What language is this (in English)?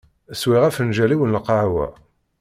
Kabyle